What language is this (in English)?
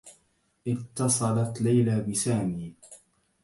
Arabic